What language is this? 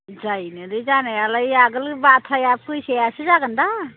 Bodo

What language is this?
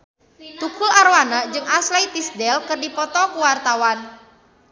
Sundanese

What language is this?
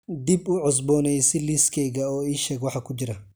Somali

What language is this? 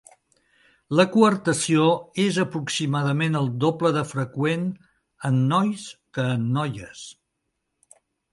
Catalan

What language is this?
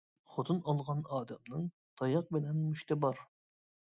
Uyghur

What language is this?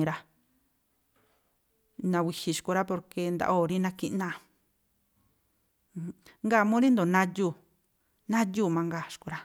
Tlacoapa Me'phaa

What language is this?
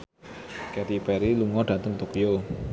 Javanese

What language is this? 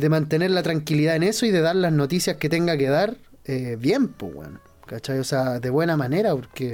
Spanish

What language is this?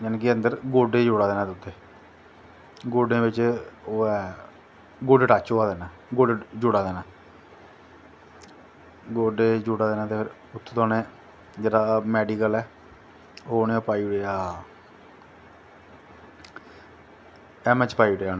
Dogri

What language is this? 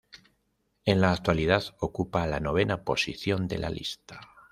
Spanish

